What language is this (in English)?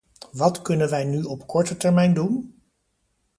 Dutch